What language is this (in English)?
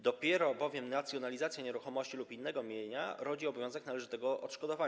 Polish